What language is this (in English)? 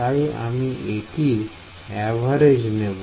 Bangla